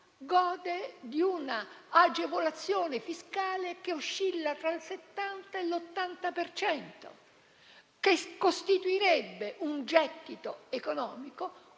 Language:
Italian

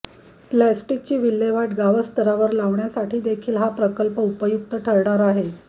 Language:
Marathi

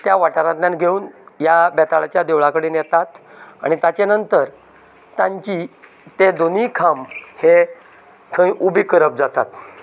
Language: Konkani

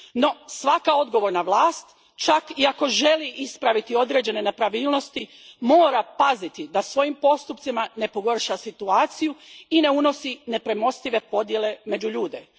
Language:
Croatian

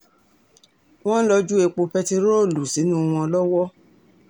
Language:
Yoruba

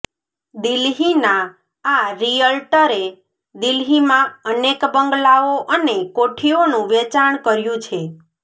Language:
Gujarati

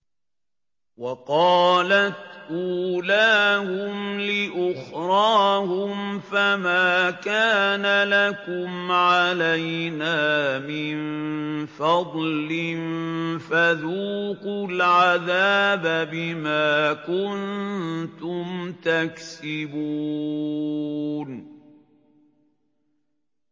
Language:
Arabic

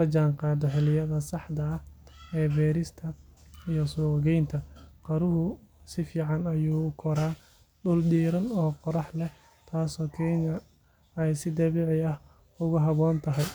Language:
Somali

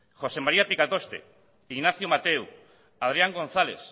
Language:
Basque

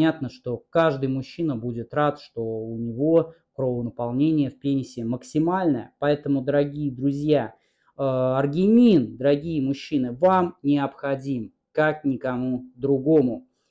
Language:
Russian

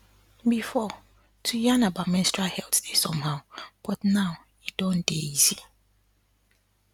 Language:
Nigerian Pidgin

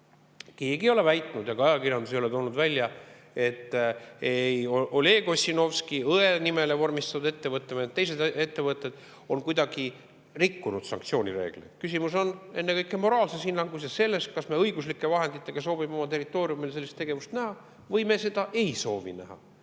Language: Estonian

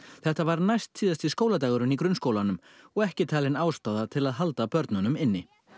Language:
Icelandic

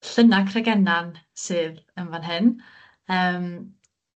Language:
Welsh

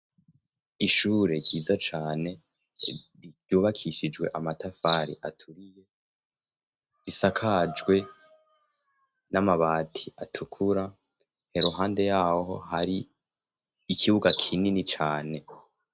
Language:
Rundi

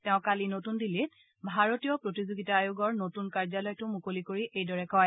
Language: Assamese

